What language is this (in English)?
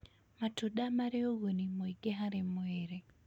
Kikuyu